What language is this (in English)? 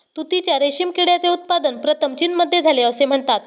Marathi